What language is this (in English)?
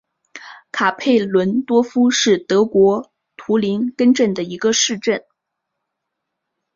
Chinese